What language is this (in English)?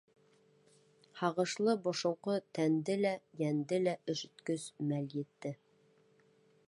Bashkir